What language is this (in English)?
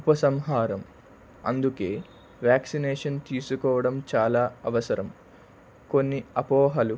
Telugu